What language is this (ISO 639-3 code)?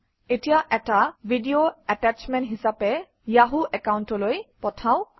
asm